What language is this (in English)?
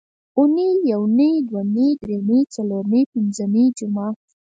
Pashto